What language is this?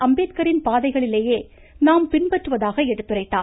Tamil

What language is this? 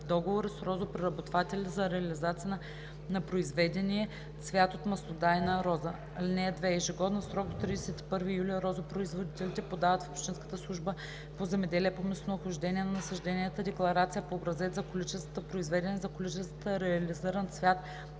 Bulgarian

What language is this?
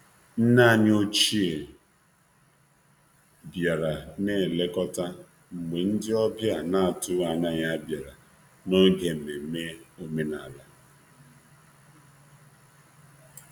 Igbo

